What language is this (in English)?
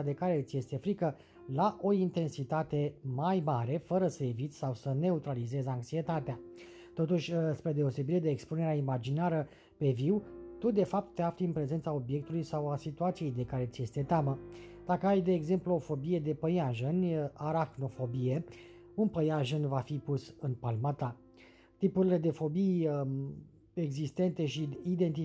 Romanian